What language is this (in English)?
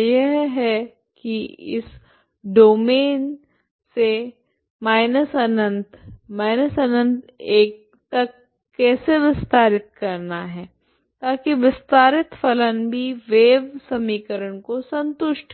Hindi